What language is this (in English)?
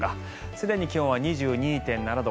Japanese